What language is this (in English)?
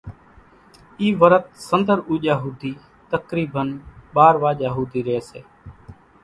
Kachi Koli